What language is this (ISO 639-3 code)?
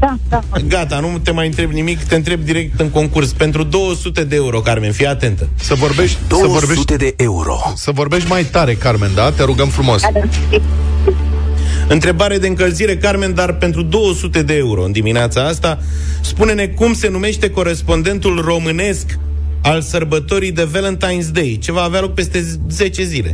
ron